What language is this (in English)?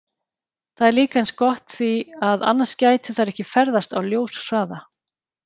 Icelandic